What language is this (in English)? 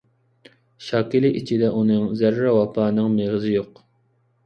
Uyghur